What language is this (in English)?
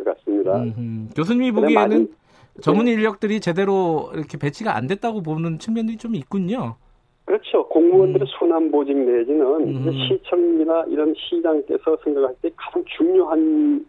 Korean